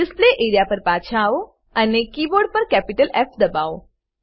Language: Gujarati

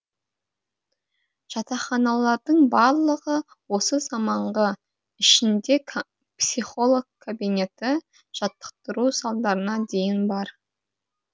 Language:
Kazakh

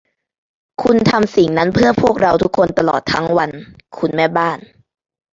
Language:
Thai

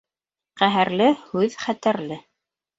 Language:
Bashkir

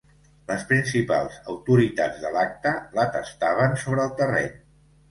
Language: Catalan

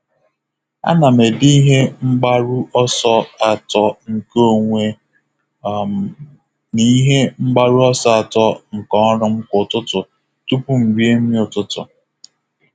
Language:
Igbo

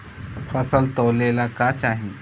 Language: Bhojpuri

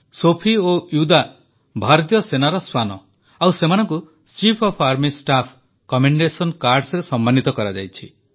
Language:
Odia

